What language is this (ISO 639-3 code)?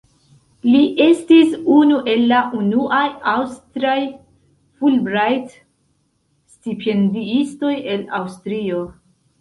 epo